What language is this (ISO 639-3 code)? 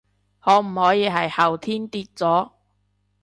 yue